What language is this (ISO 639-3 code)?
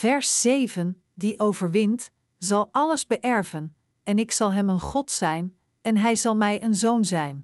nld